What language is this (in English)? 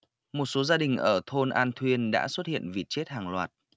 Vietnamese